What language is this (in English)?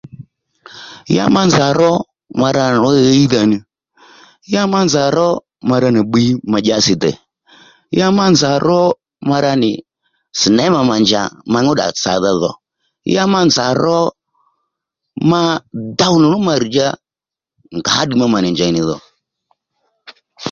Lendu